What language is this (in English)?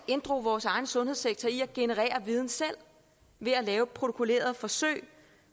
Danish